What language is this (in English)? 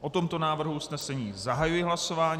Czech